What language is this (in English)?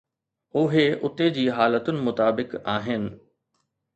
Sindhi